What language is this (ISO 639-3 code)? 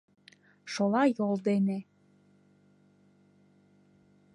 chm